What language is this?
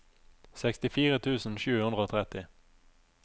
Norwegian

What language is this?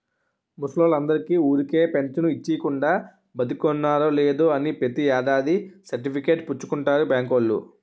Telugu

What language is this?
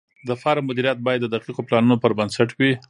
Pashto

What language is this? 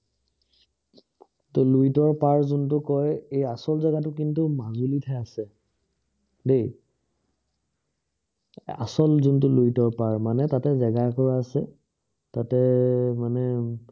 Assamese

